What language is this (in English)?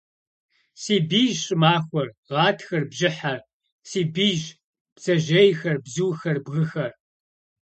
Kabardian